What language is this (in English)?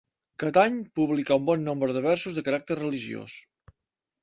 Catalan